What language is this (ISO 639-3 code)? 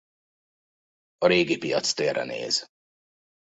hun